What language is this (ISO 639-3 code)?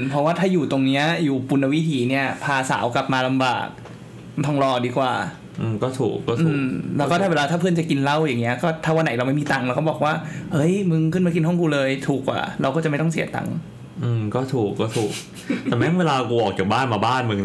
tha